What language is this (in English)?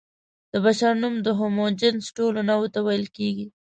Pashto